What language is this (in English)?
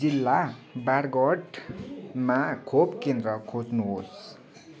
Nepali